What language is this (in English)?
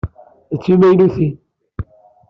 Kabyle